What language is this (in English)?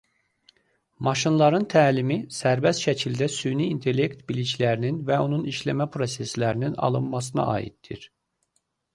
Azerbaijani